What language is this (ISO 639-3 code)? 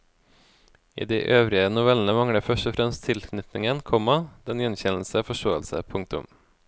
nor